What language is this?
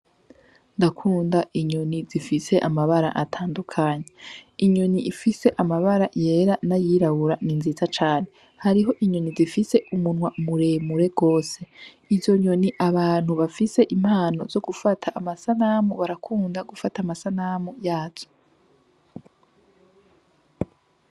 Rundi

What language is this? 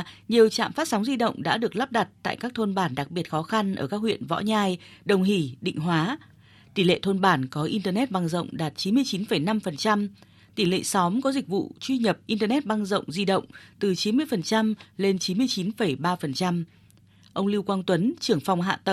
Vietnamese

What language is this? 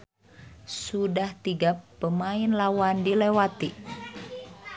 Sundanese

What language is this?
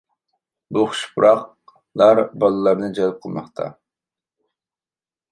Uyghur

